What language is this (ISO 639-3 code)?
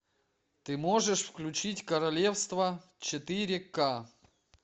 rus